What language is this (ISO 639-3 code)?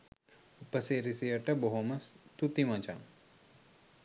sin